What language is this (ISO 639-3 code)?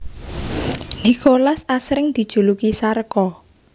jav